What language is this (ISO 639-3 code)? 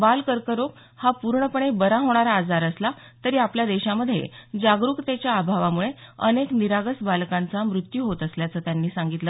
mar